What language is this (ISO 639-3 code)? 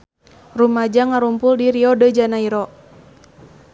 sun